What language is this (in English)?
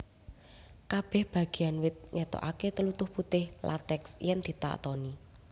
Javanese